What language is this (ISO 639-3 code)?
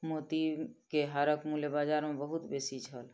mai